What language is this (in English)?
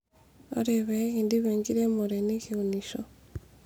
Masai